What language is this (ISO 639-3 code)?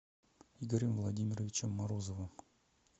rus